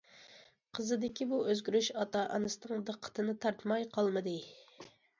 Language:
Uyghur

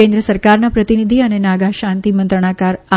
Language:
Gujarati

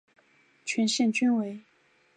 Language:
Chinese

